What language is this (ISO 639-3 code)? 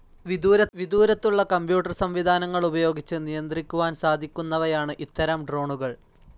mal